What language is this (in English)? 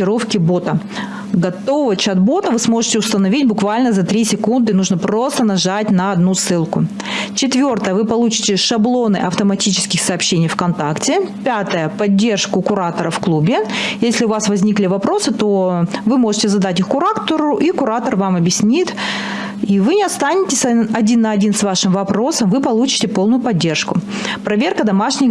Russian